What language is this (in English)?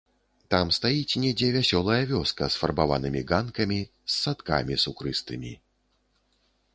Belarusian